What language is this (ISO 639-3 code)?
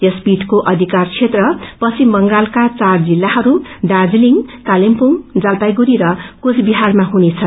nep